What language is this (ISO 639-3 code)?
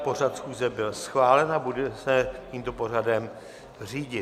ces